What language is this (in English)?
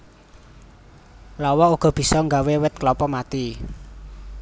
Javanese